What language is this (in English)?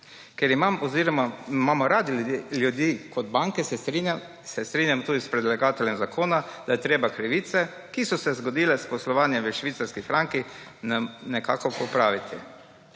Slovenian